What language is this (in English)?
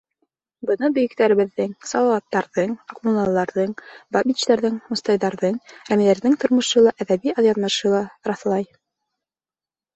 Bashkir